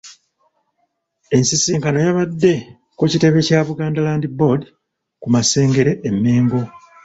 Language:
Ganda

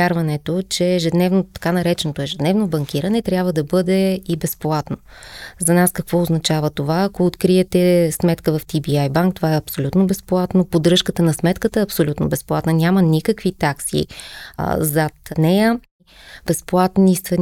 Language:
Bulgarian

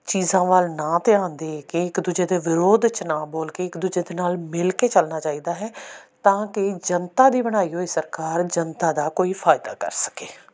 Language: Punjabi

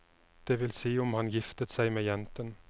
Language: Norwegian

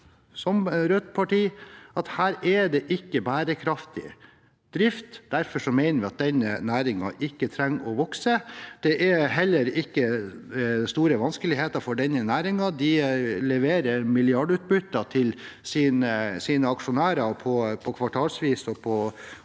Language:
Norwegian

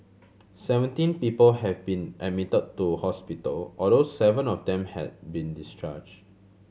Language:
English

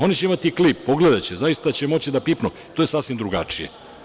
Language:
Serbian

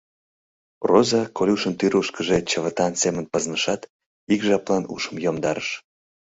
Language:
Mari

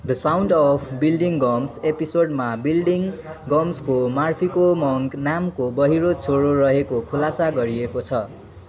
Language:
Nepali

